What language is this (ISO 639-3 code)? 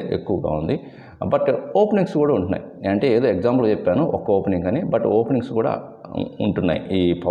tel